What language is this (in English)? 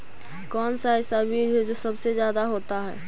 Magahi